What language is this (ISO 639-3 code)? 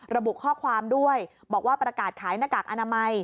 tha